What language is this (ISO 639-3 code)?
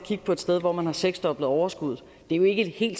dan